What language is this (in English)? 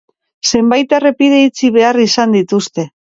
Basque